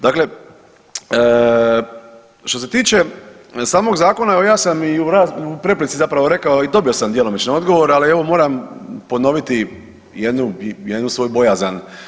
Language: Croatian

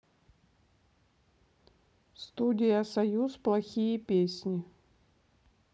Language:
Russian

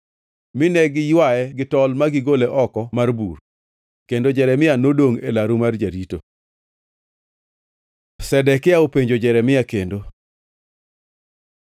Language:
Luo (Kenya and Tanzania)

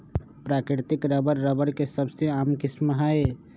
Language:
Magahi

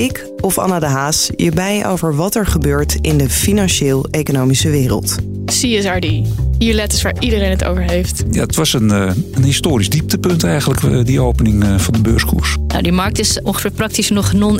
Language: Dutch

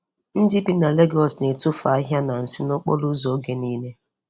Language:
Igbo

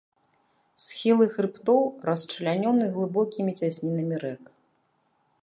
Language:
Belarusian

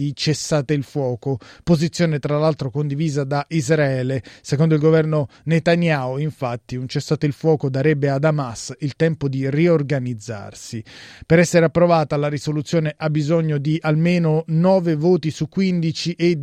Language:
Italian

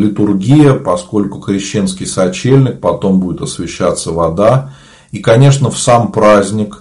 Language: Russian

